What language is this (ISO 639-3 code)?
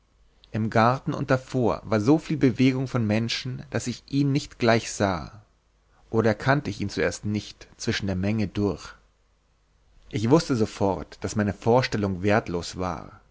deu